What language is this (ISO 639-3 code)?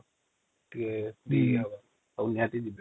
ori